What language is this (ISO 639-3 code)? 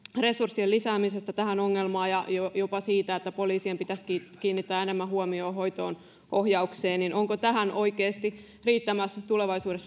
fin